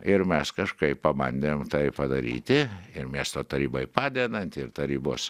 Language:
Lithuanian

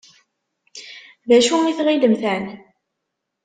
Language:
Kabyle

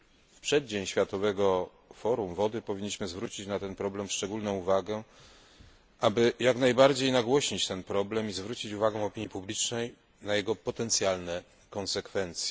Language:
Polish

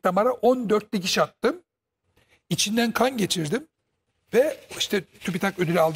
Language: Turkish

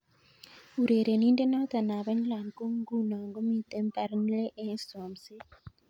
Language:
Kalenjin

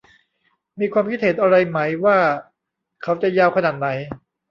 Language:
Thai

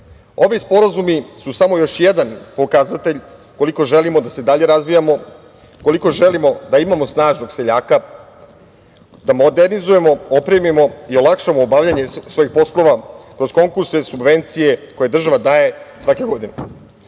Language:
Serbian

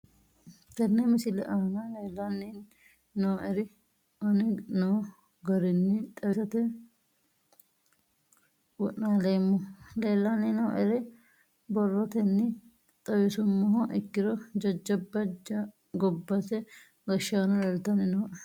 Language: Sidamo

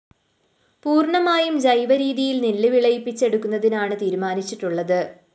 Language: Malayalam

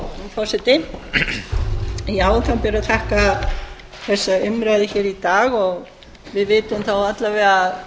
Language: Icelandic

